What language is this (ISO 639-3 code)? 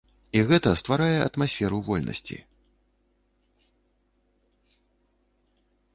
bel